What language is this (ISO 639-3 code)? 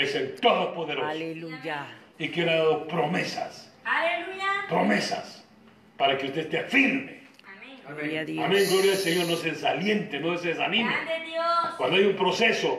spa